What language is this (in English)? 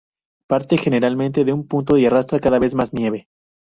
Spanish